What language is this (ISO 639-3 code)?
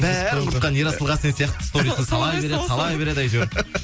kaz